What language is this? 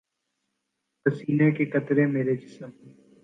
Urdu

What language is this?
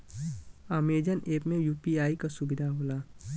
Bhojpuri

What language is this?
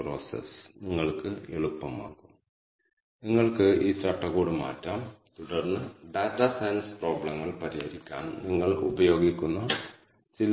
Malayalam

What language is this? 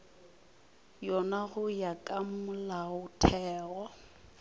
Northern Sotho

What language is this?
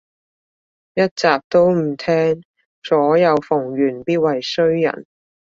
Cantonese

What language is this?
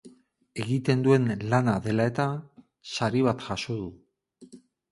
Basque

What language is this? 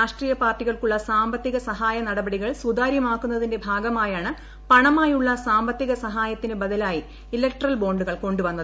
Malayalam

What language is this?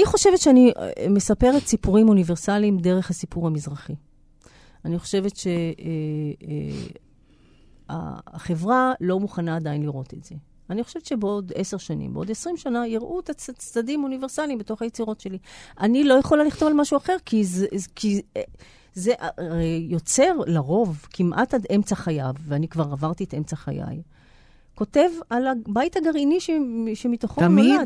Hebrew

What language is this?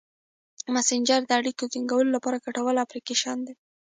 Pashto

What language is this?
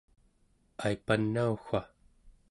Central Yupik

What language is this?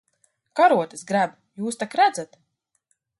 Latvian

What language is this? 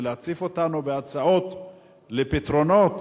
Hebrew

